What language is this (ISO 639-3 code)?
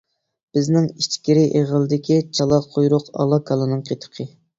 uig